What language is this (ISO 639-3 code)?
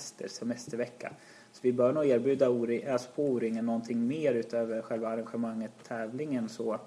swe